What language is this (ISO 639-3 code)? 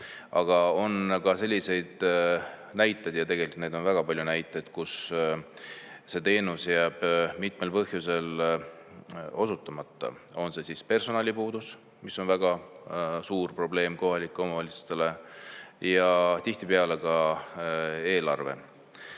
est